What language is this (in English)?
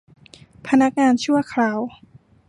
Thai